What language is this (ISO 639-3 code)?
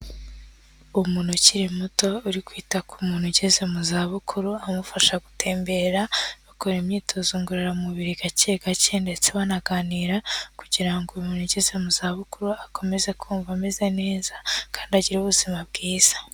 kin